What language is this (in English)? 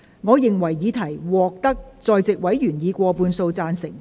Cantonese